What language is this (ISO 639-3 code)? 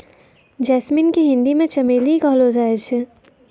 mai